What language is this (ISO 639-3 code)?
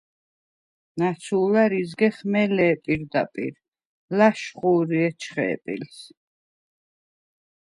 sva